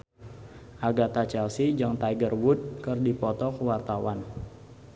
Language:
Sundanese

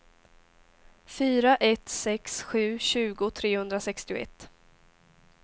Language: Swedish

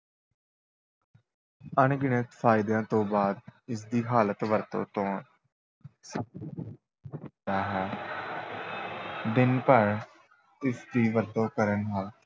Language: Punjabi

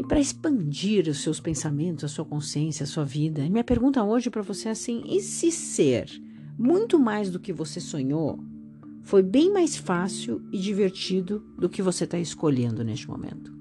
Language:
Portuguese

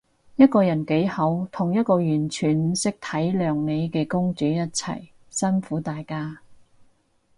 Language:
Cantonese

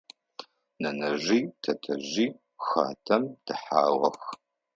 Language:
Adyghe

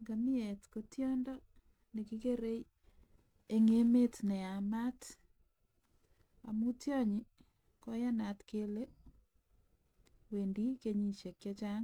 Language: Kalenjin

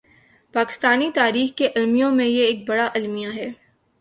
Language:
Urdu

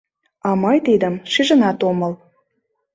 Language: Mari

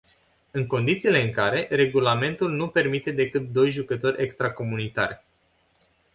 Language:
Romanian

